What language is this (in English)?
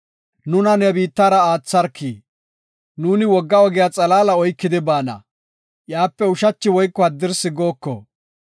Gofa